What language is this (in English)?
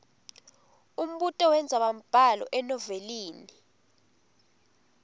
Swati